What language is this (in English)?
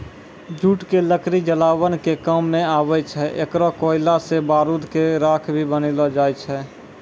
Maithili